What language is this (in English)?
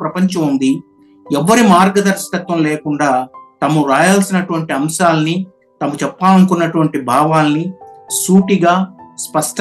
Telugu